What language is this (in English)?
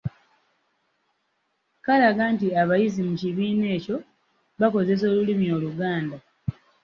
Ganda